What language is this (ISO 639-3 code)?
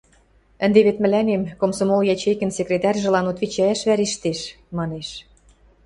mrj